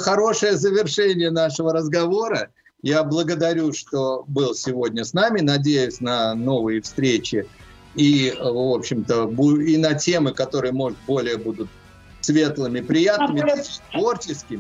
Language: Russian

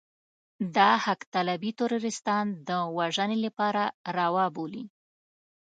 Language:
Pashto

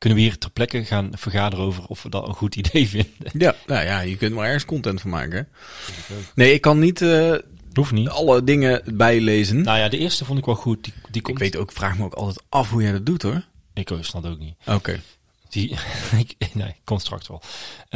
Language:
Dutch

